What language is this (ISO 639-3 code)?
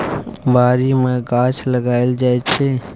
mai